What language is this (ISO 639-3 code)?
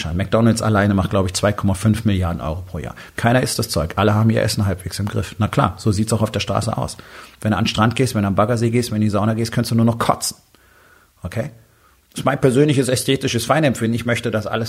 deu